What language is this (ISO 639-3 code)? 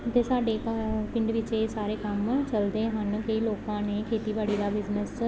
pan